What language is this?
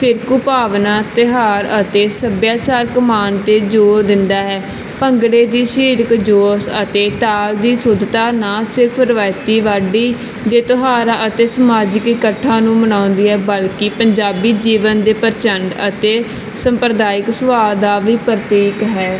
Punjabi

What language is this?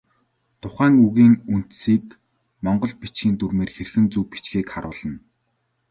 Mongolian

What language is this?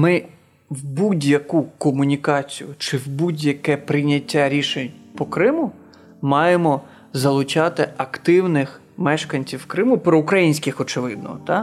Ukrainian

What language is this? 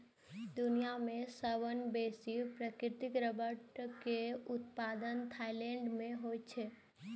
Maithili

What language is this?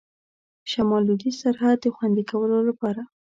Pashto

